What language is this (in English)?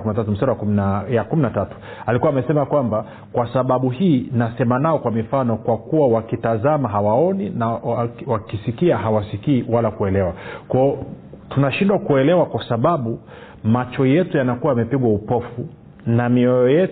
Swahili